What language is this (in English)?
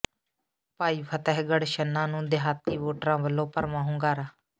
Punjabi